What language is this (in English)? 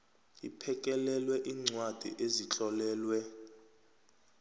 South Ndebele